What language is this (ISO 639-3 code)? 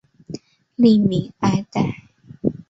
zho